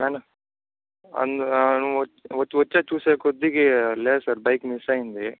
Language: Telugu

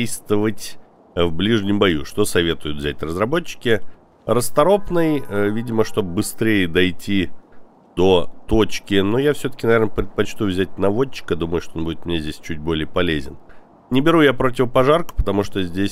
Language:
Russian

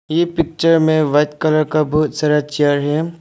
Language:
Hindi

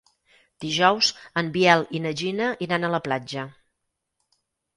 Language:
Catalan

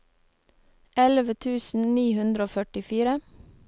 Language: Norwegian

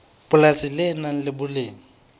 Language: Southern Sotho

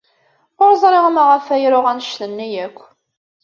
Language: Kabyle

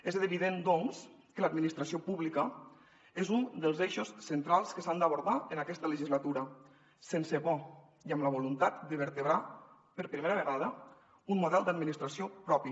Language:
Catalan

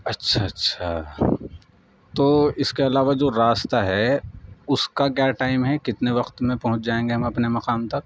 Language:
Urdu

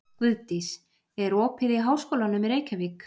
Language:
Icelandic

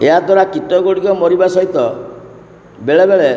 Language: Odia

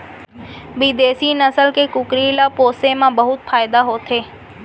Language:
Chhattisgarhi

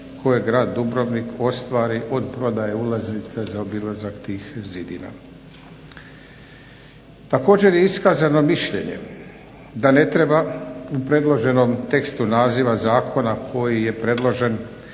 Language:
Croatian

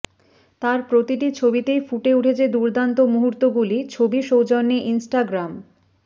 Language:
Bangla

